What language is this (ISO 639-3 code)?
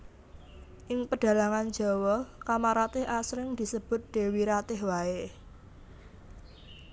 jav